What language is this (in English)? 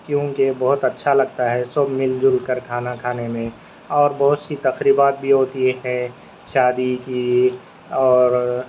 Urdu